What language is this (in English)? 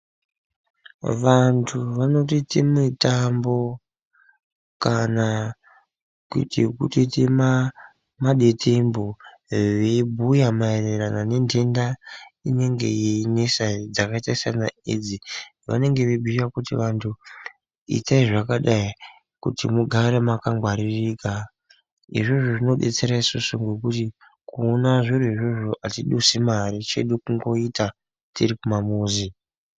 Ndau